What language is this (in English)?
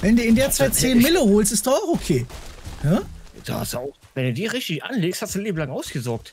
German